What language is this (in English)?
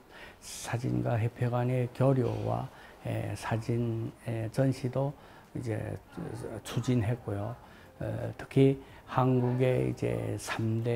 Korean